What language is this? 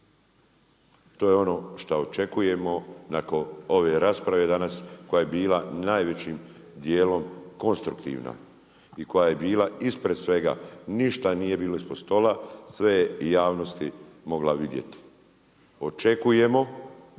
Croatian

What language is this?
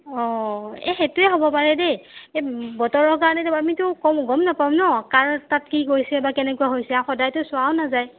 Assamese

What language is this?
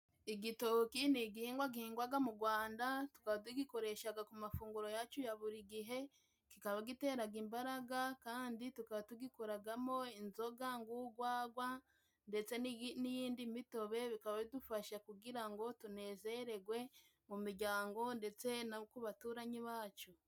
Kinyarwanda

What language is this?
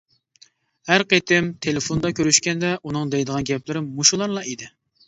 Uyghur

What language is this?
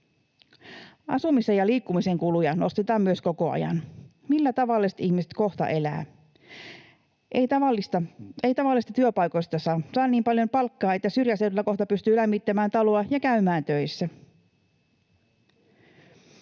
Finnish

